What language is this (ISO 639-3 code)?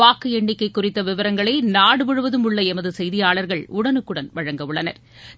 tam